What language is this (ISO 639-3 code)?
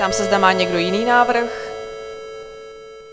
ces